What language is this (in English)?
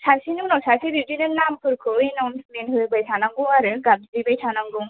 Bodo